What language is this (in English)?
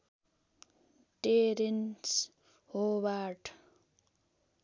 Nepali